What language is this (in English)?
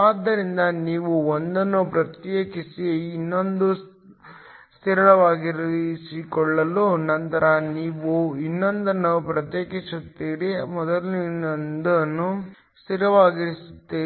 Kannada